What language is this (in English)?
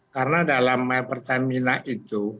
Indonesian